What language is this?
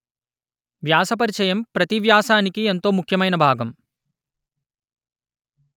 Telugu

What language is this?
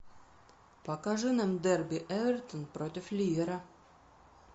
Russian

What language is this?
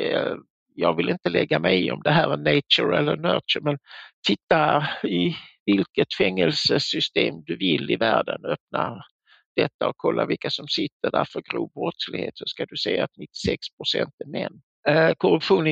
Swedish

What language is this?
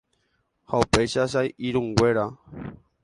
Guarani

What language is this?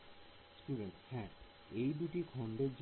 Bangla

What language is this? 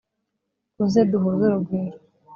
Kinyarwanda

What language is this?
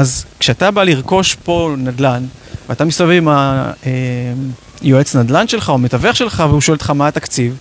Hebrew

